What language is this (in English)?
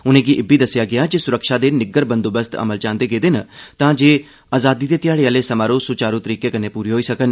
Dogri